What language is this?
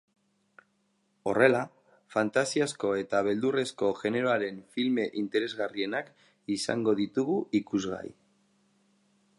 Basque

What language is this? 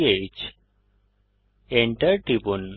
Bangla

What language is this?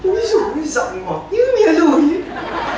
Vietnamese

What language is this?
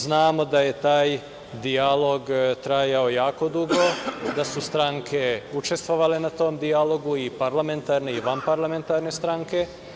Serbian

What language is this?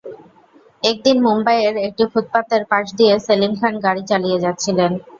Bangla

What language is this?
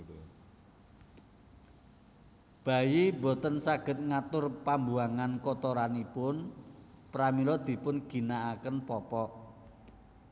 Javanese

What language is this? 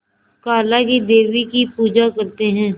Hindi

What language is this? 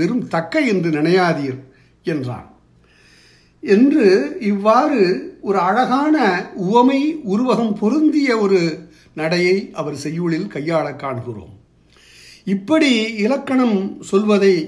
Tamil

